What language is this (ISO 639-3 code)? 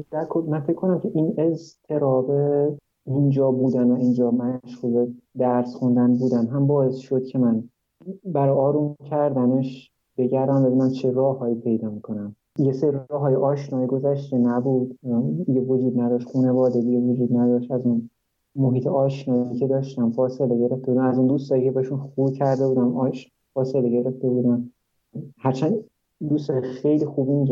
fas